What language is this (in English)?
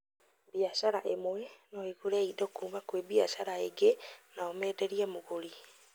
Kikuyu